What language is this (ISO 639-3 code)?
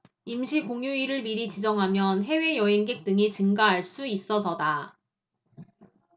kor